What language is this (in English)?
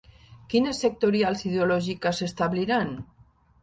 Catalan